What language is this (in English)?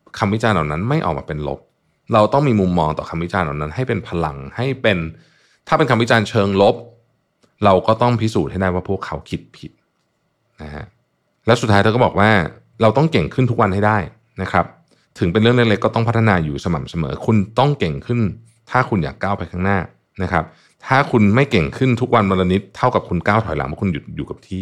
Thai